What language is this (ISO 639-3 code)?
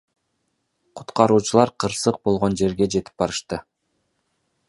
kir